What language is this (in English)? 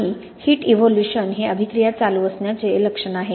Marathi